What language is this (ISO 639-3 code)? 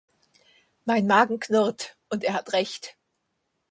deu